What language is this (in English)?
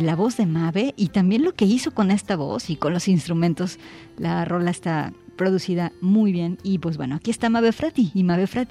Spanish